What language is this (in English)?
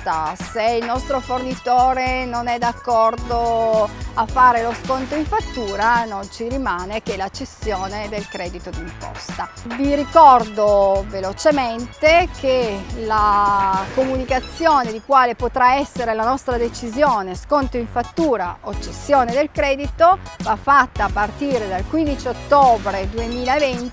Italian